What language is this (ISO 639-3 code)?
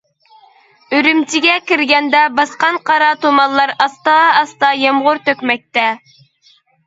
uig